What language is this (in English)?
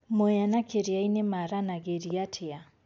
Kikuyu